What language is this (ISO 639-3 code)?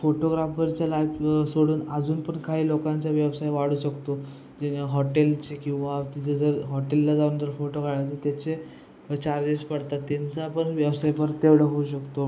mar